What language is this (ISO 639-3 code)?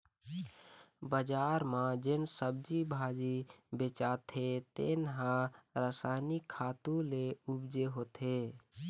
hne